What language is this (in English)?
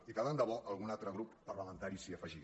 Catalan